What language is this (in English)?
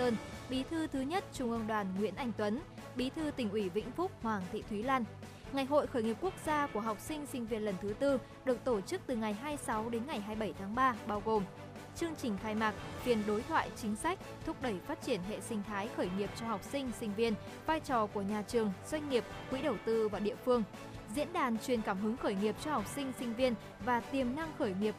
Vietnamese